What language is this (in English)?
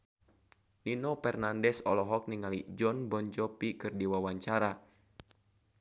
Sundanese